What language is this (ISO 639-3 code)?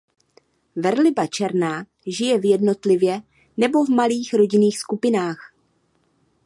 ces